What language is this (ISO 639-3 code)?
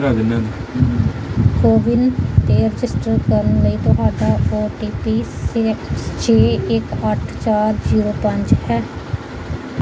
pan